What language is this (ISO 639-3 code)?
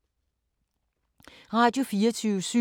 dan